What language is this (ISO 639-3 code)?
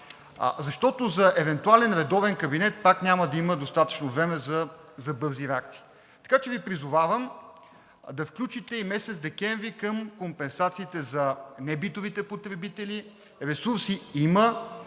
bul